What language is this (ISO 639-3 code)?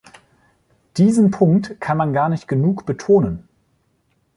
deu